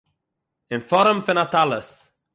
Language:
Yiddish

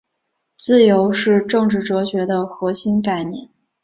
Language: Chinese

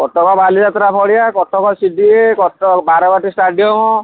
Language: Odia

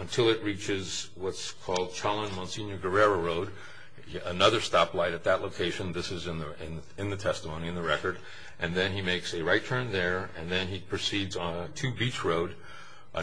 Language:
English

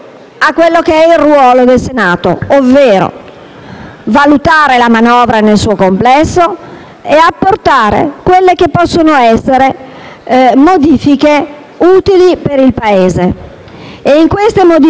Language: Italian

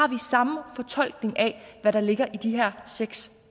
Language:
Danish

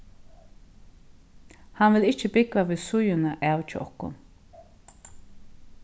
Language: Faroese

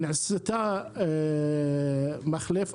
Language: Hebrew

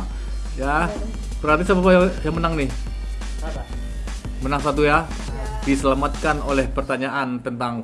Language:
Indonesian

